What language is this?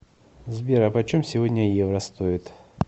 Russian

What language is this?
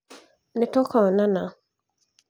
Kikuyu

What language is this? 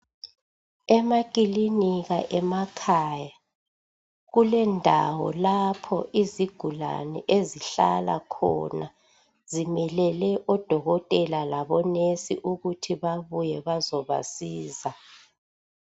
North Ndebele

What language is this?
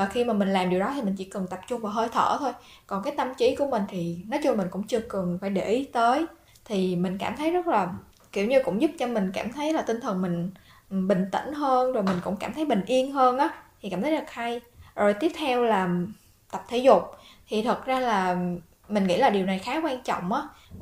Vietnamese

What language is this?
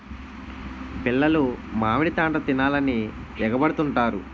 Telugu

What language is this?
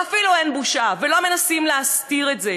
Hebrew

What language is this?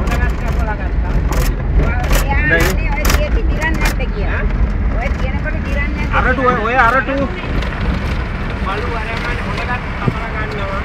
Thai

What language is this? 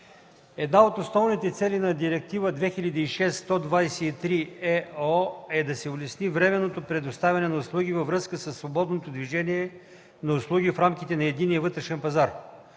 Bulgarian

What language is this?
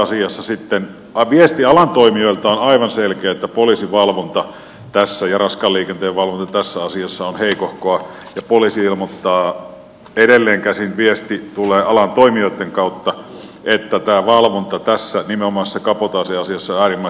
Finnish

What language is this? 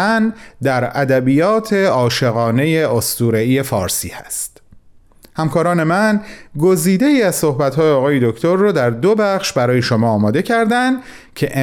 Persian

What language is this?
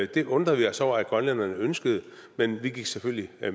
Danish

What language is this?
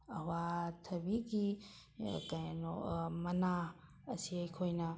Manipuri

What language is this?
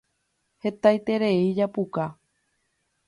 Guarani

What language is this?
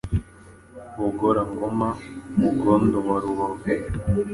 Kinyarwanda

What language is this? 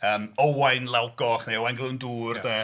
Welsh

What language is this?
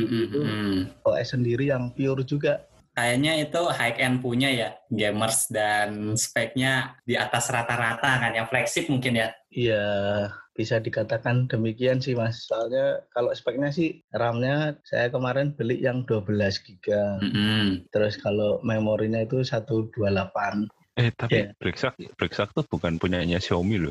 Indonesian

